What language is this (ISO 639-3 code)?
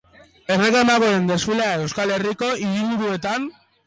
eus